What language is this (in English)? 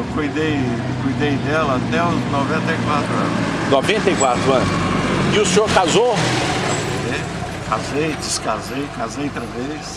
Portuguese